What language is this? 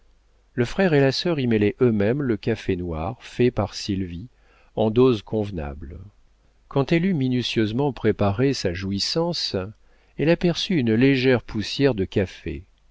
French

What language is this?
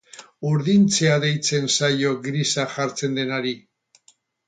Basque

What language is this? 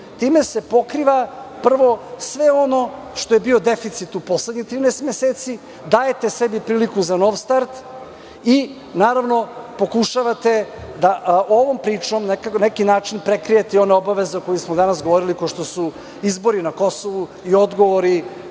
Serbian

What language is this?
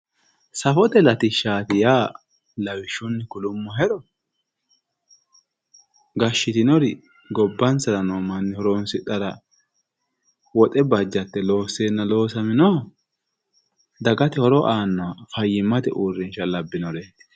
Sidamo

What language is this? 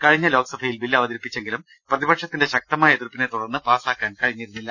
Malayalam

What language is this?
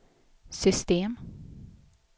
Swedish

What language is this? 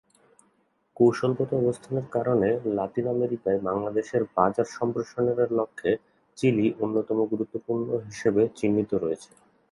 Bangla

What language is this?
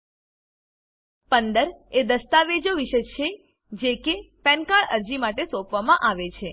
Gujarati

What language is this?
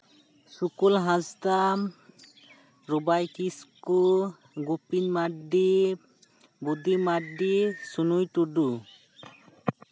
Santali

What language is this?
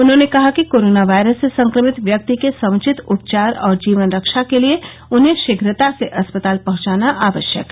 Hindi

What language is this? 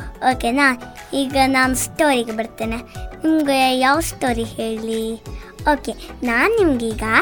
Kannada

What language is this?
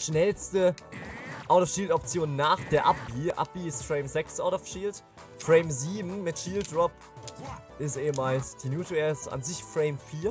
German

